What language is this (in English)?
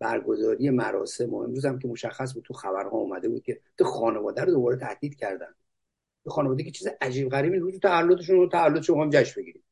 Persian